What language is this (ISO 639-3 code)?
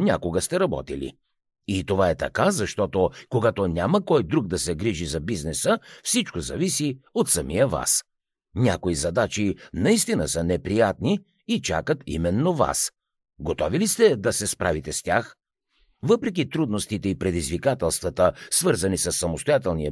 bul